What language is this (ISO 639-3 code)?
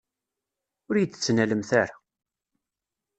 kab